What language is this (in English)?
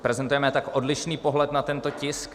Czech